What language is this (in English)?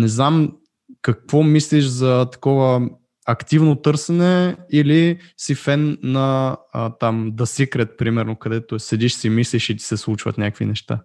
Bulgarian